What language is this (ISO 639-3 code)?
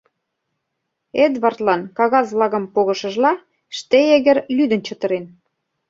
chm